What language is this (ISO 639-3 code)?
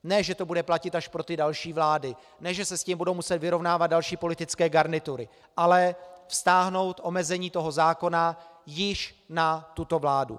ces